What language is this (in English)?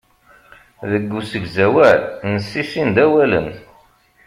Kabyle